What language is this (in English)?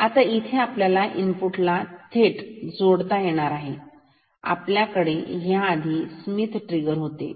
Marathi